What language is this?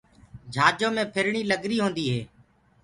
Gurgula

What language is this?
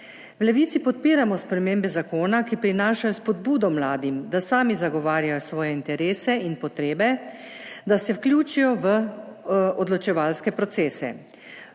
Slovenian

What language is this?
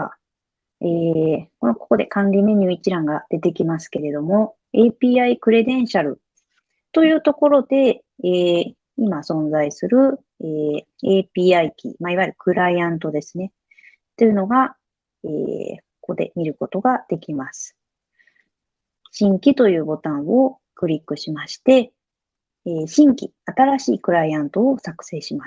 Japanese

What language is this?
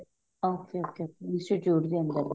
Punjabi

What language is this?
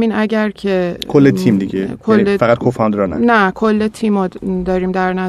Persian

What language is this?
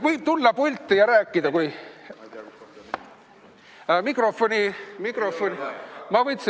Estonian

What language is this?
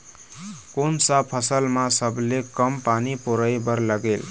Chhattisgarhi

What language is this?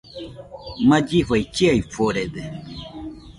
Nüpode Huitoto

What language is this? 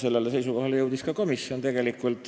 Estonian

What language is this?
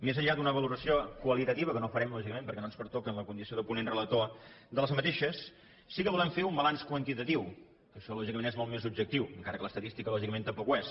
Catalan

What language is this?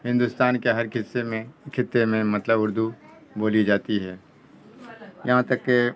Urdu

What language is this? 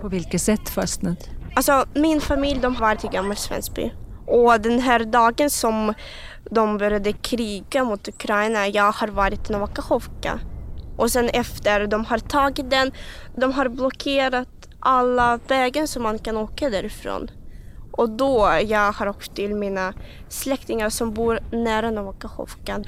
Swedish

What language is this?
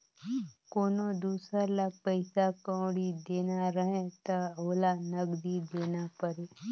Chhattisgarhi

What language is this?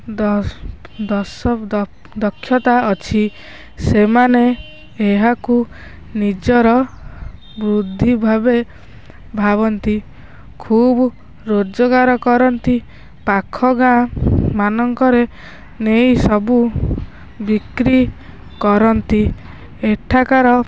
Odia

